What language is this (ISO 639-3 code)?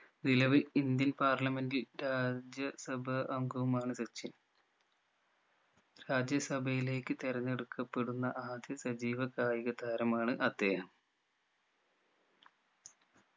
mal